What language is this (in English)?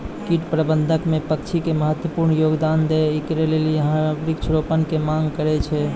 Maithili